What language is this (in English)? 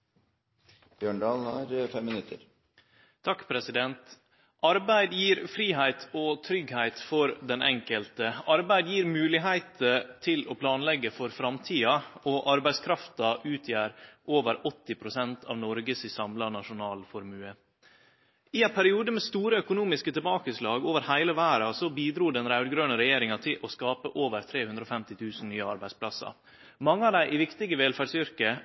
Norwegian